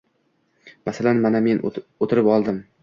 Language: Uzbek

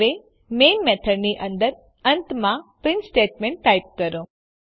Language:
Gujarati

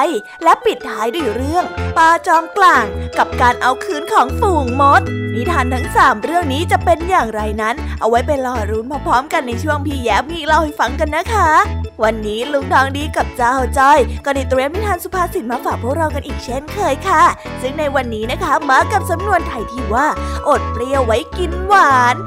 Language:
Thai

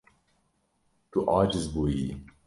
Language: Kurdish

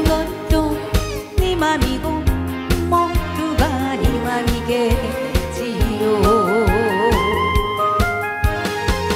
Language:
Korean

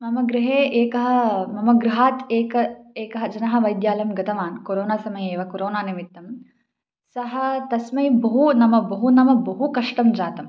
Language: Sanskrit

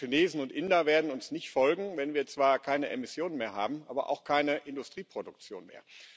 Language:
German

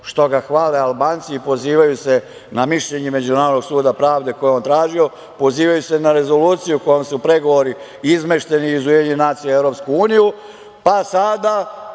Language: Serbian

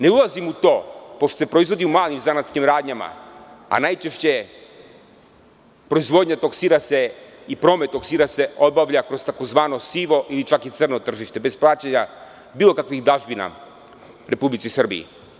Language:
Serbian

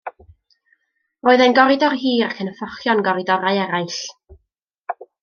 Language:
Welsh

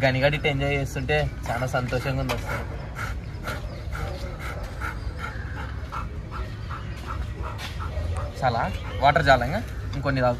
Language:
Telugu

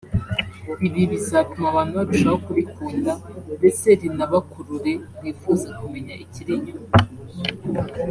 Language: Kinyarwanda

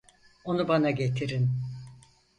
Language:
Turkish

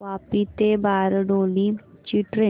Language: Marathi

